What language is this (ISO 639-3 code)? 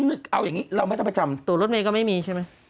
tha